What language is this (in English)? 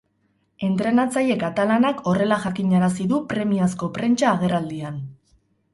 Basque